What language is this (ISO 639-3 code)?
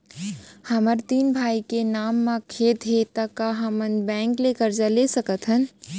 hne